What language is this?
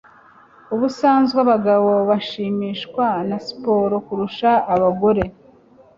Kinyarwanda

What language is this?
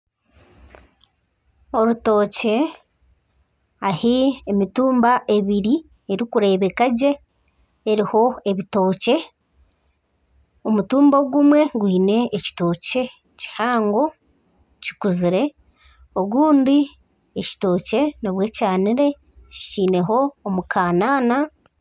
Nyankole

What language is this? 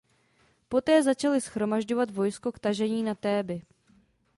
Czech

